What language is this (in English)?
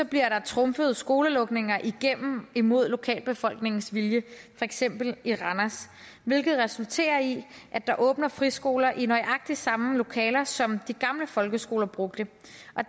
Danish